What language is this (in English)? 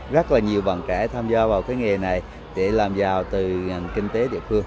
Vietnamese